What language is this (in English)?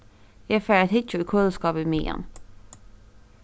Faroese